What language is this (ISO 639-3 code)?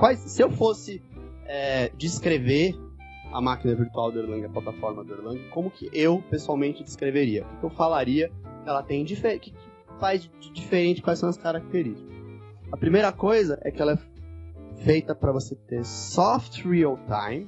por